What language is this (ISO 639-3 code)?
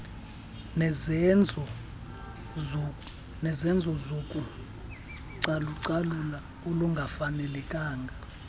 xho